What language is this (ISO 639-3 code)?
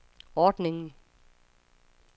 dan